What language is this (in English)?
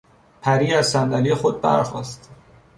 Persian